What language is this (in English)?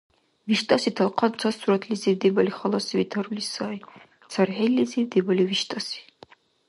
Dargwa